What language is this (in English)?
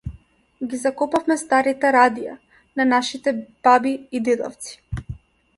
Macedonian